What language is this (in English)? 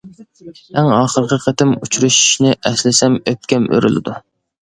Uyghur